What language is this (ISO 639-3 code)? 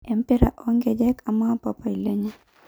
mas